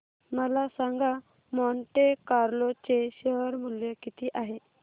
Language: Marathi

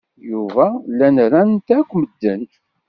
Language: Kabyle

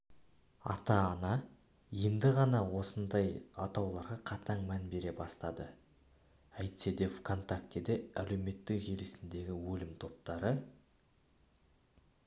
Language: Kazakh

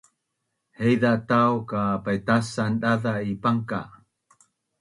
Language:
Bunun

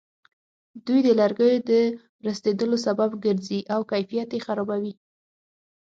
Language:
Pashto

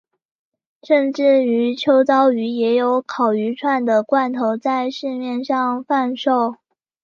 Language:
Chinese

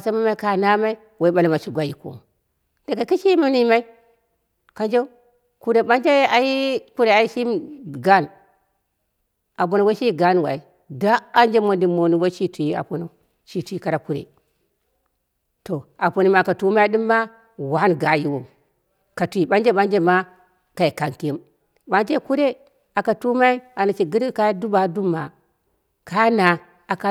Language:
Dera (Nigeria)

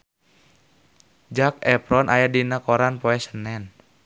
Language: Sundanese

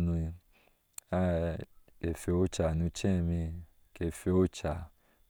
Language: Ashe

